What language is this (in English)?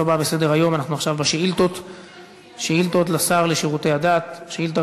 Hebrew